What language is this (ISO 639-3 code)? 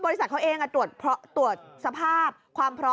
tha